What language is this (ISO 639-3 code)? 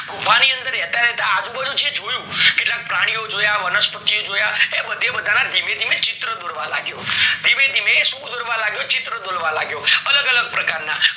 guj